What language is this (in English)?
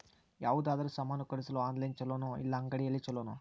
Kannada